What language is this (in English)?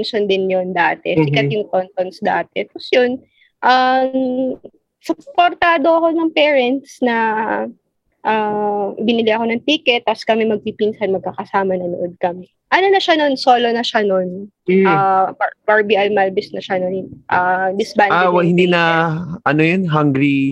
Filipino